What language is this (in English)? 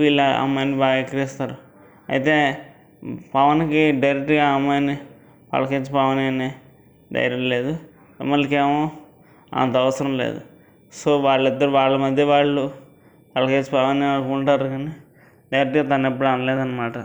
Telugu